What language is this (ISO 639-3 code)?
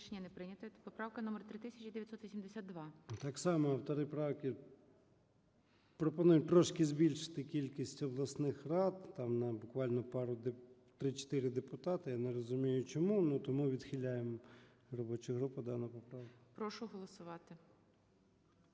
ukr